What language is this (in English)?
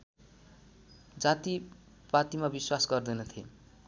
Nepali